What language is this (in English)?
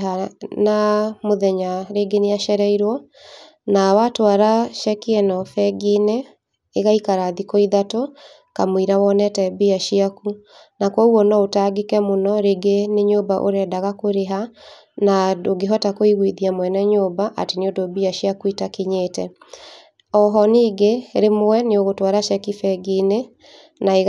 Kikuyu